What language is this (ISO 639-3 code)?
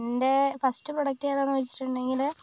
mal